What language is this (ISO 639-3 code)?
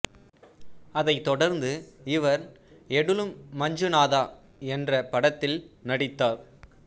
tam